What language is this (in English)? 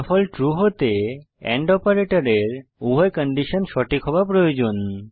Bangla